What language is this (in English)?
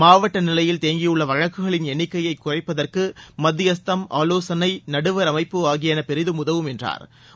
Tamil